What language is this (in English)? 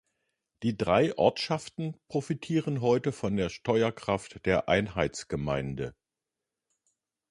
German